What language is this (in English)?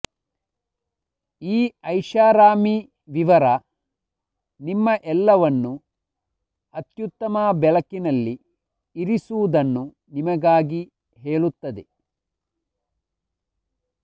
Kannada